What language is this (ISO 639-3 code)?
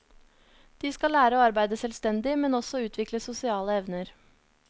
nor